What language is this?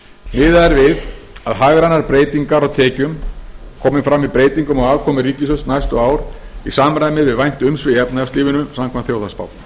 Icelandic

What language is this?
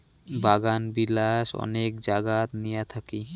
Bangla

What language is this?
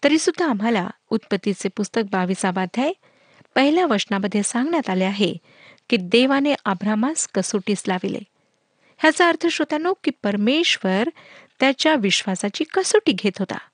Marathi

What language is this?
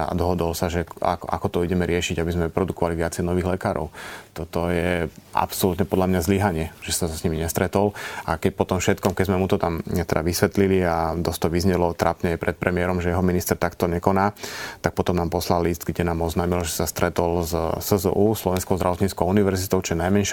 Slovak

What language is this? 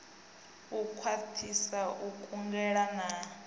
Venda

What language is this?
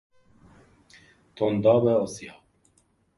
Persian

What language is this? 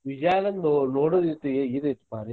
Kannada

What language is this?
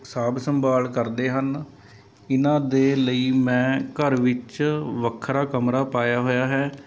Punjabi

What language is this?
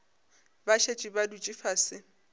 Northern Sotho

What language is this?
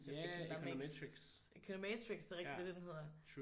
Danish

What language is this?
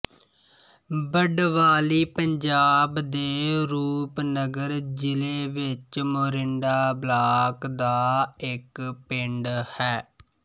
Punjabi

